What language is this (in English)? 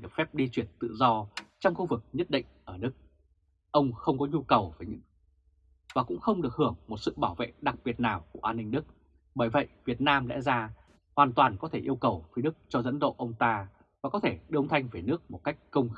Vietnamese